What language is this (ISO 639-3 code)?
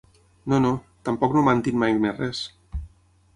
cat